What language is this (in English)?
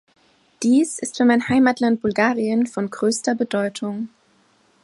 German